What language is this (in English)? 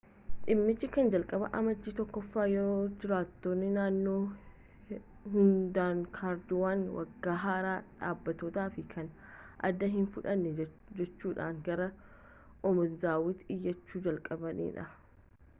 Oromo